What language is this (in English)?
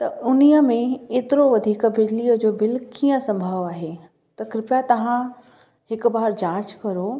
Sindhi